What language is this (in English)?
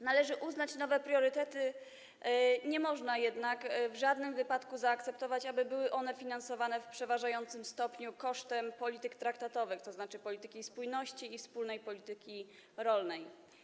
Polish